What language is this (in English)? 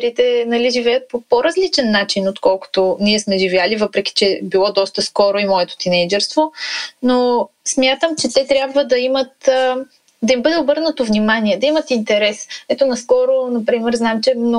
Bulgarian